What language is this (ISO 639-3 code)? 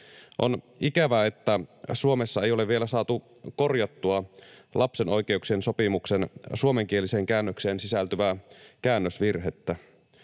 fin